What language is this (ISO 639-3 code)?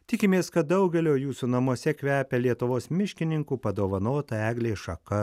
lit